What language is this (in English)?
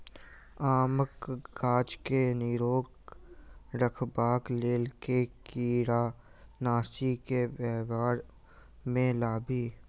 Maithili